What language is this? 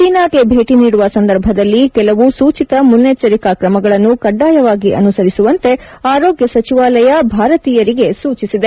Kannada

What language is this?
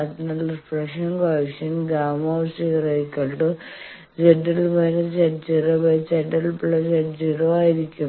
Malayalam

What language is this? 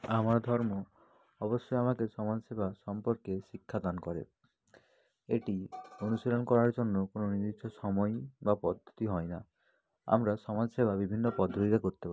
Bangla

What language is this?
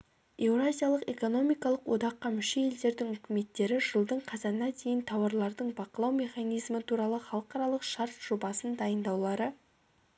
Kazakh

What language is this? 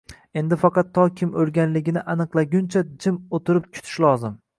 Uzbek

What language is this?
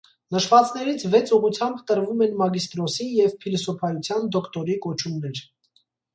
Armenian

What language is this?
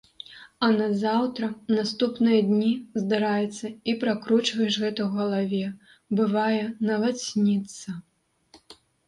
Belarusian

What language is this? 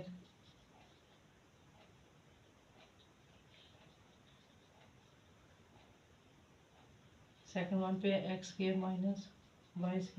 Hindi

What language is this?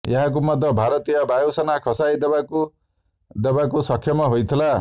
Odia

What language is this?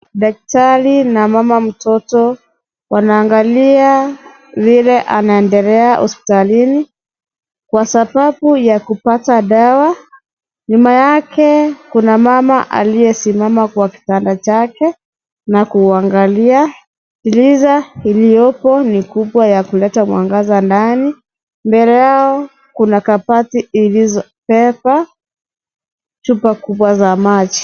Swahili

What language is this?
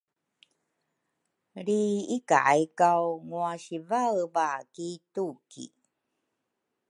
Rukai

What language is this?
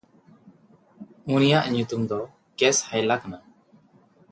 Santali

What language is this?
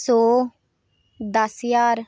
Dogri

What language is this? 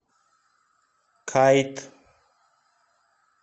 Russian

